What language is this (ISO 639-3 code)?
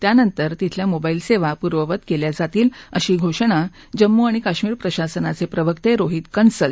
mar